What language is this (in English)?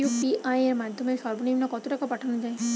Bangla